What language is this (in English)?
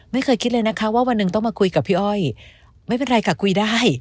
Thai